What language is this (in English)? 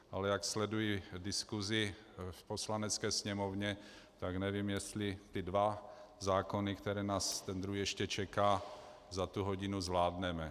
Czech